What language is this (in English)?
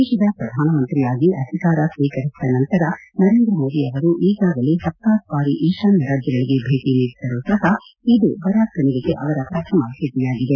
Kannada